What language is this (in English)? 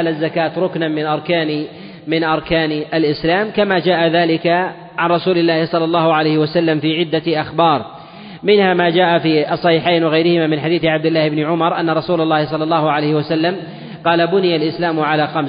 Arabic